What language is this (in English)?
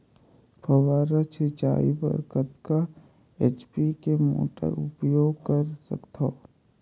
Chhattisgarhi